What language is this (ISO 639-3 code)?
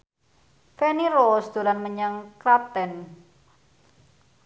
jav